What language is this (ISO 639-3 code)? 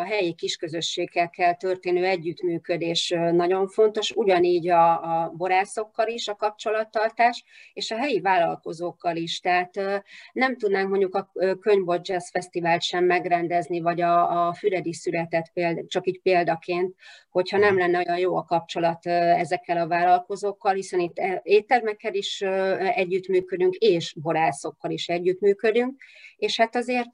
hun